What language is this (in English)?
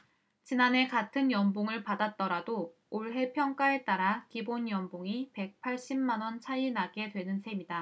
Korean